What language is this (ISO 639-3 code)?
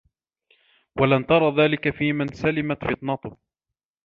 ara